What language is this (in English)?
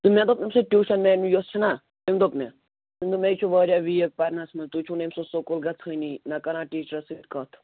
Kashmiri